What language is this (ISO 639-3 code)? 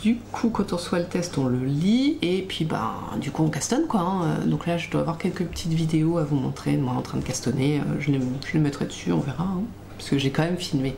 fra